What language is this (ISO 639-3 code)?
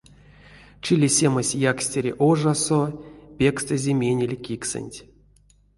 myv